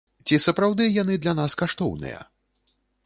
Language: Belarusian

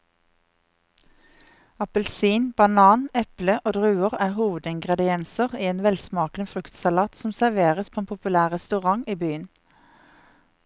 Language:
Norwegian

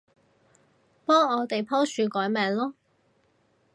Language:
Cantonese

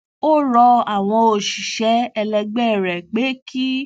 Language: Yoruba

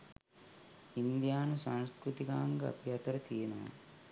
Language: Sinhala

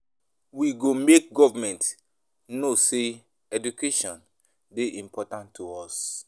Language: Nigerian Pidgin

